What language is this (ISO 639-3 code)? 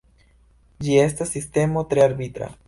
epo